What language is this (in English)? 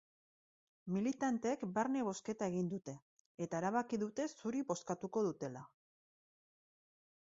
Basque